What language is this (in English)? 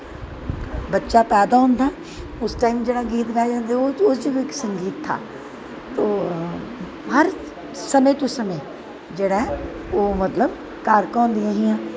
Dogri